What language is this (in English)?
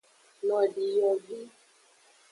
Aja (Benin)